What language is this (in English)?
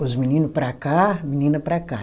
Portuguese